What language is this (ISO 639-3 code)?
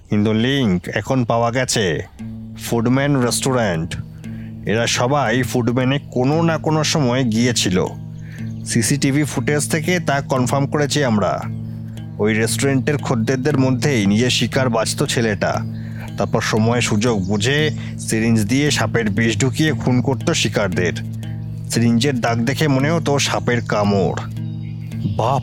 ben